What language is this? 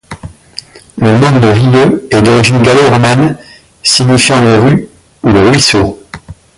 French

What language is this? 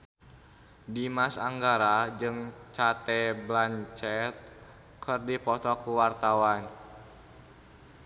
Sundanese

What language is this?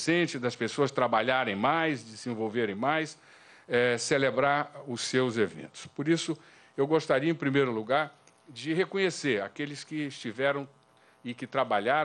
Portuguese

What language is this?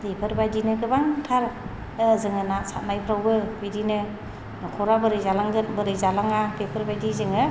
Bodo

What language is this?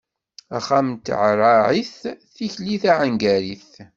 Kabyle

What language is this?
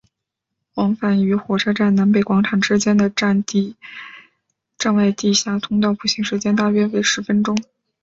Chinese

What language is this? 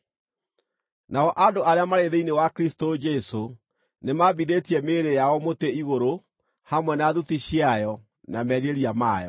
Kikuyu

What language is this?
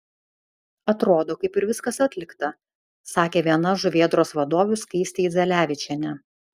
Lithuanian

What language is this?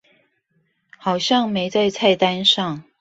Chinese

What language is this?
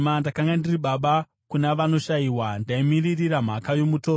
Shona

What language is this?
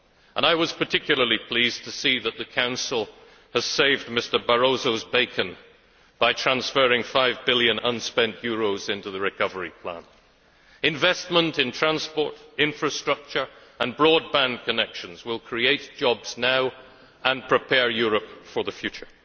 English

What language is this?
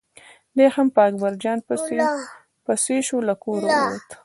Pashto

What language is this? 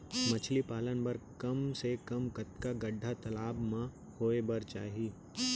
Chhattisgarhi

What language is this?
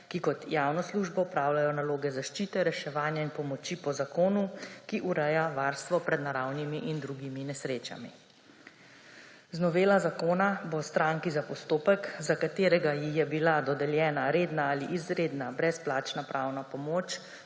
Slovenian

